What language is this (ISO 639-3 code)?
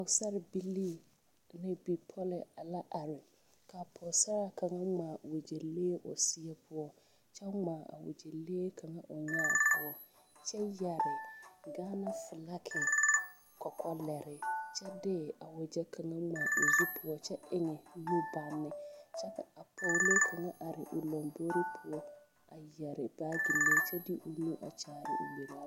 dga